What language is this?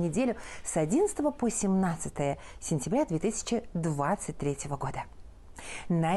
Russian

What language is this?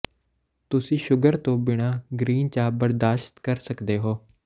Punjabi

